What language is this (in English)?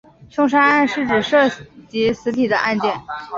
Chinese